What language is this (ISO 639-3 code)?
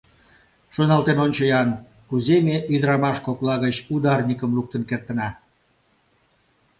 chm